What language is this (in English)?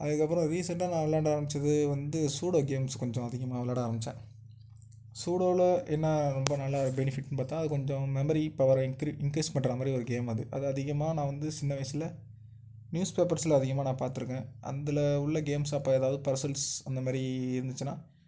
Tamil